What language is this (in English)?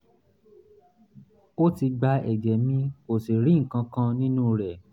Yoruba